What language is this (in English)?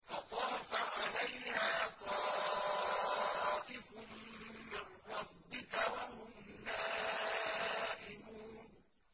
Arabic